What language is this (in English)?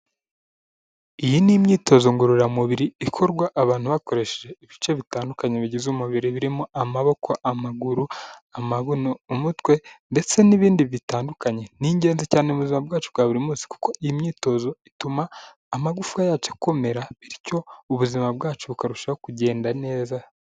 Kinyarwanda